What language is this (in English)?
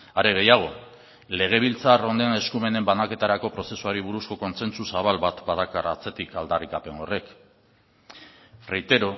Basque